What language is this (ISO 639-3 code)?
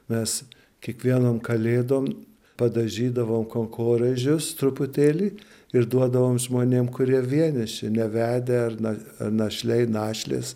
lit